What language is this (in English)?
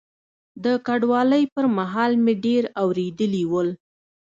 Pashto